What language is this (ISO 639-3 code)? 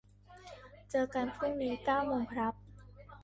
tha